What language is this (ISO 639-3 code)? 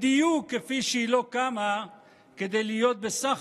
heb